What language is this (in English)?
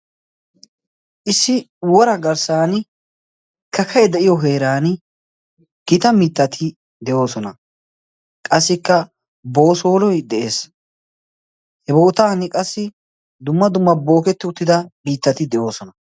Wolaytta